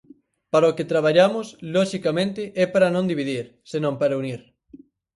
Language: Galician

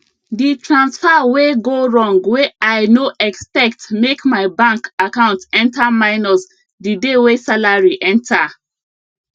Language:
Nigerian Pidgin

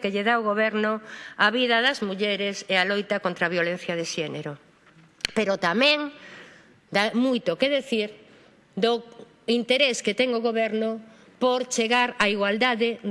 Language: Spanish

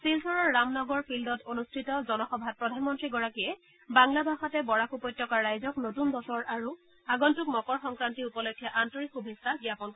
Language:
Assamese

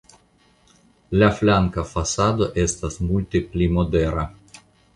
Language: Esperanto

